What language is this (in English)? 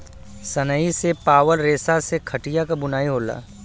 Bhojpuri